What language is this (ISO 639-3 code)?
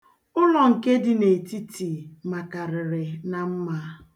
ibo